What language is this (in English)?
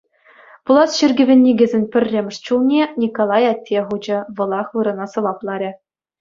Chuvash